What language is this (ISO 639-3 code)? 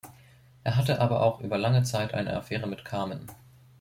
deu